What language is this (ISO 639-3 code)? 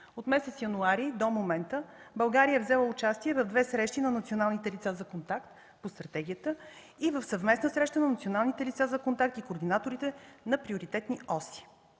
bul